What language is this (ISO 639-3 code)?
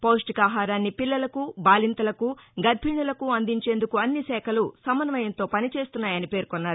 tel